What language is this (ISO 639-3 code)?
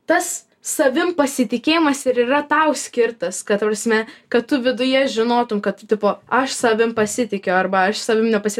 lit